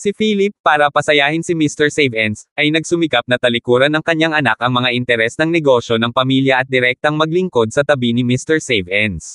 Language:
Filipino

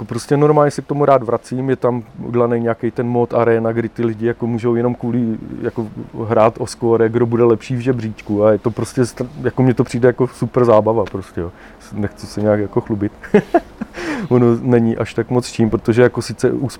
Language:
Czech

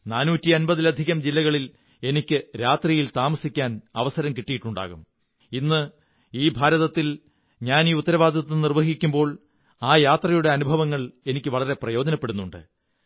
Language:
Malayalam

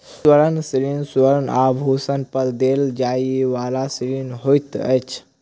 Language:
Maithili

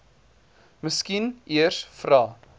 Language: Afrikaans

